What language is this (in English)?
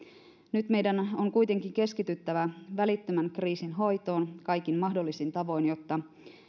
Finnish